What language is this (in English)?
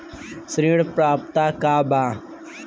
Bhojpuri